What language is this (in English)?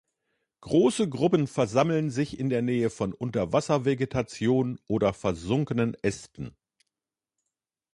German